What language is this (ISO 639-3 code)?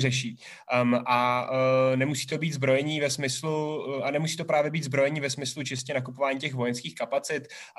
ces